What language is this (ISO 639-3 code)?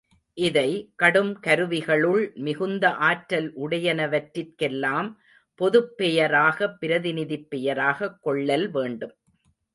tam